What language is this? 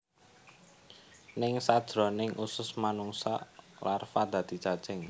Javanese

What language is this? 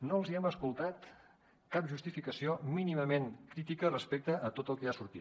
Catalan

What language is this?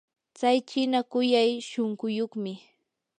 Yanahuanca Pasco Quechua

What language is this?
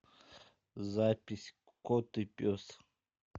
Russian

